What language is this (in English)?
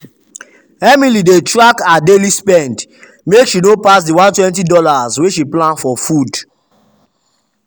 Nigerian Pidgin